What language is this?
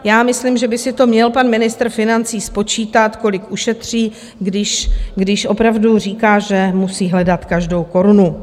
Czech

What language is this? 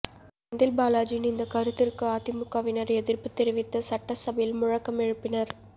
Tamil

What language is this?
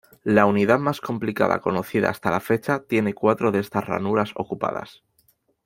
Spanish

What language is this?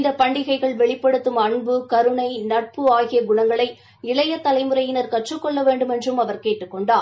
Tamil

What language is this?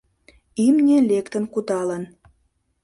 Mari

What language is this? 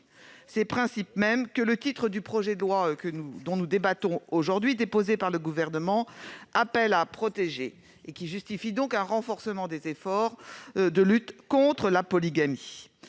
French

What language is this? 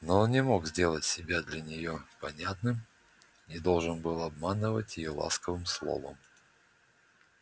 Russian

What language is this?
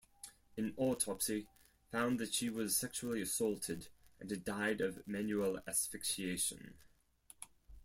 English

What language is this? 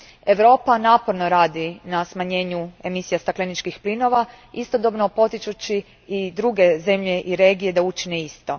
Croatian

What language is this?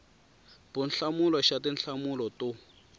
Tsonga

